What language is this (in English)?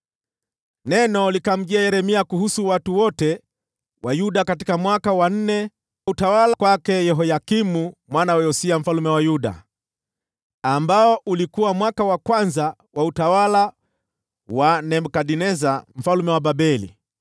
Swahili